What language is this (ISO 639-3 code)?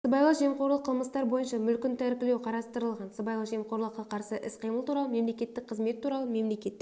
kaz